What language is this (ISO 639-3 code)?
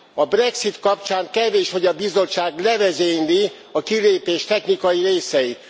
hun